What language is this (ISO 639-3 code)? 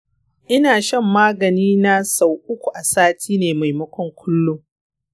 hau